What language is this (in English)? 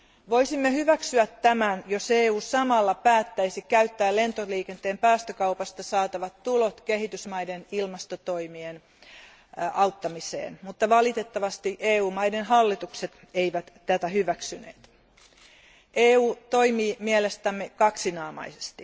Finnish